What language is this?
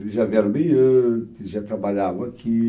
Portuguese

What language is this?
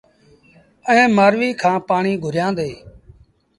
Sindhi Bhil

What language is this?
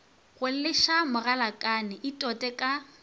Northern Sotho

